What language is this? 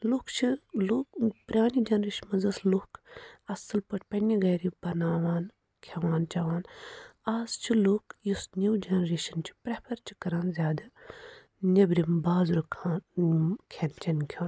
Kashmiri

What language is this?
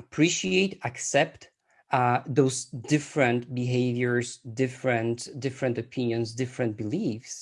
English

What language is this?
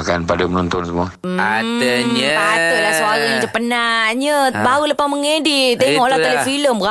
Malay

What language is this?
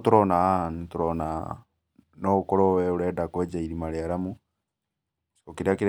Kikuyu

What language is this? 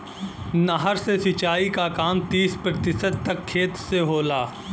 Bhojpuri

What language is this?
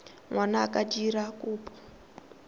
Tswana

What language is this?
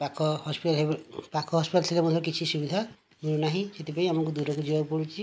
Odia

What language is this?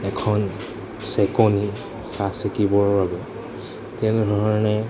Assamese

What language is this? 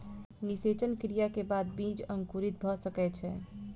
Maithili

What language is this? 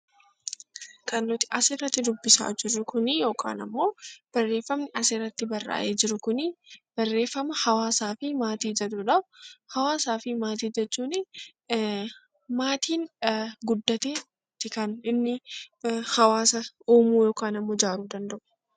Oromo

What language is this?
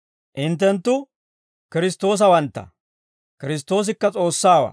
Dawro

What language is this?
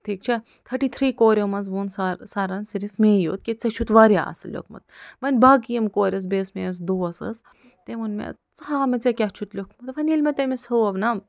Kashmiri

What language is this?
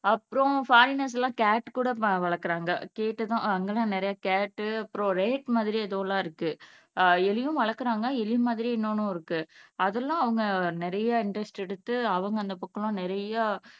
Tamil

